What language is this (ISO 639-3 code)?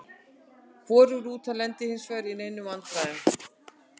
isl